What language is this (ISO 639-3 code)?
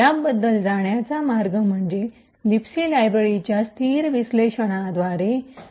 mar